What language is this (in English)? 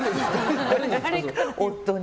Japanese